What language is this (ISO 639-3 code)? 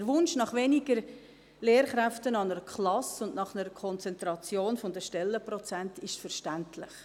gsw